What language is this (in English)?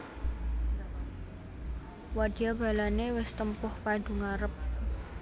Javanese